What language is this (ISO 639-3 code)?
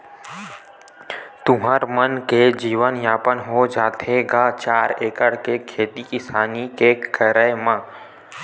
hne